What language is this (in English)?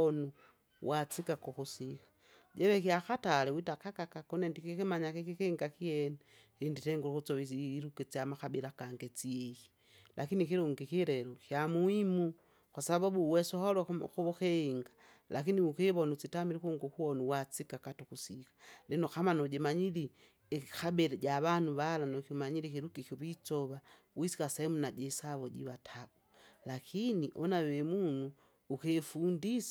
Kinga